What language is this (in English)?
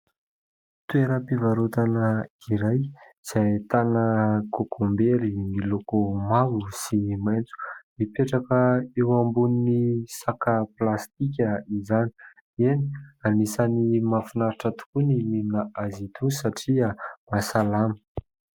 Malagasy